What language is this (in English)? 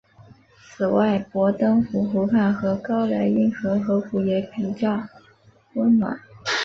Chinese